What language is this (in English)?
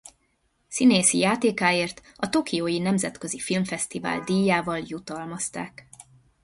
Hungarian